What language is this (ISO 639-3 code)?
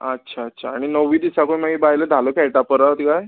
kok